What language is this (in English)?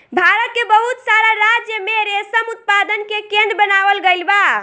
Bhojpuri